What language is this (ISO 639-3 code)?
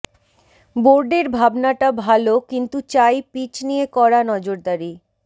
ben